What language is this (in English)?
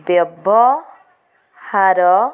Odia